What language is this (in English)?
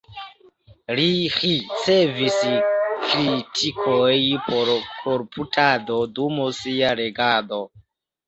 Esperanto